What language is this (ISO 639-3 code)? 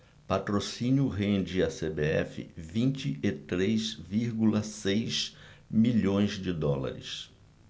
por